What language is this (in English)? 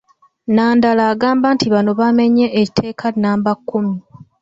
Ganda